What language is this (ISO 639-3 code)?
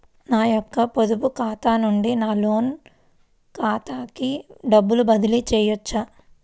tel